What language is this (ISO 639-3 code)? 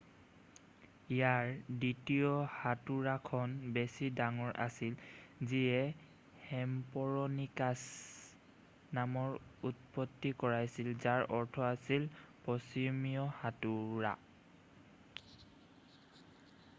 asm